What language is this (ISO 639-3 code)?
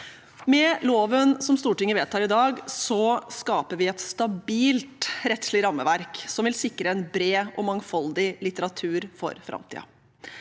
nor